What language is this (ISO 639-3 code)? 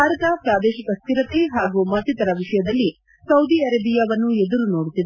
kan